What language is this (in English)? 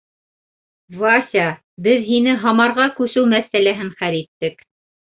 Bashkir